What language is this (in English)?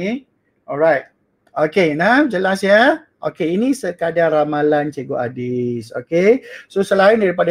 Malay